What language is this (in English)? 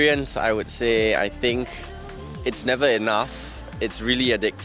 Indonesian